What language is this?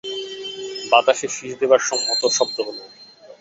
Bangla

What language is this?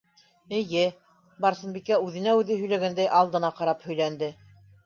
Bashkir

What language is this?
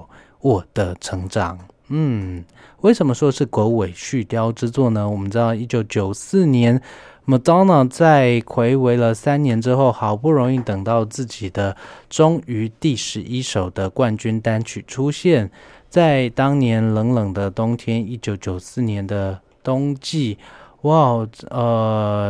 Chinese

